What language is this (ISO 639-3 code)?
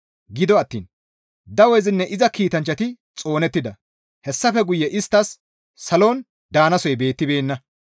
gmv